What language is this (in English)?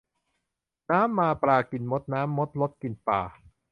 Thai